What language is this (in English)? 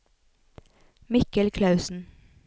Norwegian